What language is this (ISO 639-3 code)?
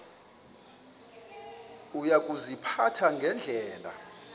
xho